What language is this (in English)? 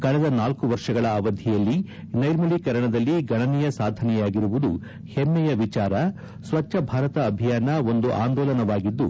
Kannada